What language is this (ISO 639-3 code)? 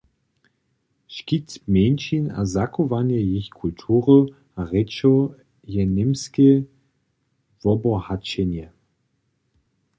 hsb